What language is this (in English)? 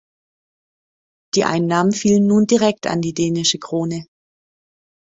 German